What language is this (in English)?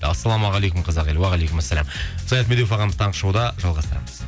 Kazakh